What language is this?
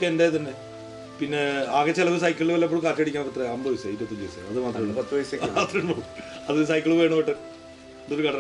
Malayalam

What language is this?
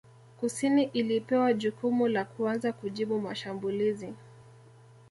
Swahili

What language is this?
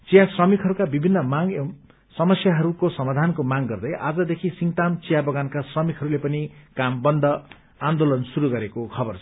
Nepali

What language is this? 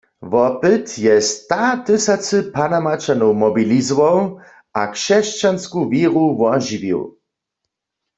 Upper Sorbian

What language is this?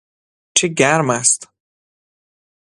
Persian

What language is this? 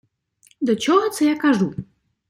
Ukrainian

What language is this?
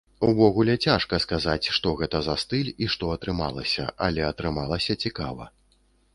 Belarusian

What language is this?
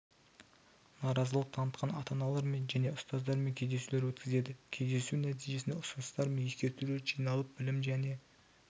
Kazakh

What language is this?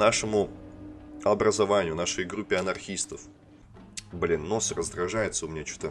Russian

